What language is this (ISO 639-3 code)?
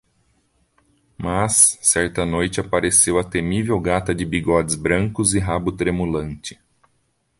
por